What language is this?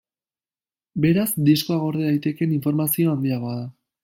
Basque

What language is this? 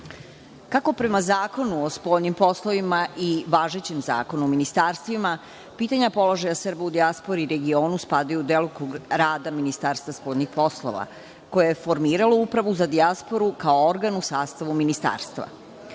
Serbian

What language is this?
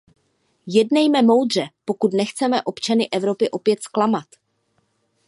Czech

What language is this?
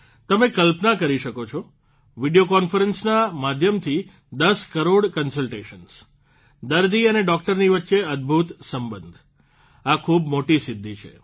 Gujarati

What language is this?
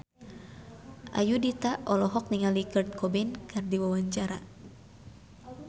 Sundanese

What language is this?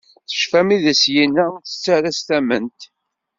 Kabyle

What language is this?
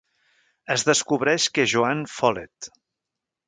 Catalan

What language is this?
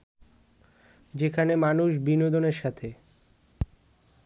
Bangla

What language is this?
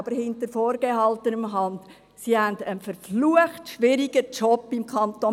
Swiss German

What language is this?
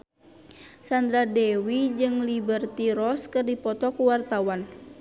Sundanese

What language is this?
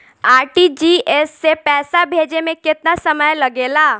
Bhojpuri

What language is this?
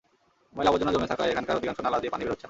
Bangla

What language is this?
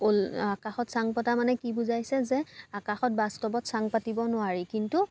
Assamese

